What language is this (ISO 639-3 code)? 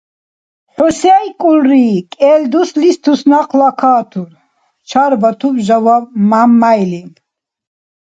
dar